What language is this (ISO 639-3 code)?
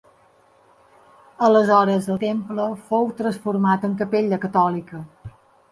cat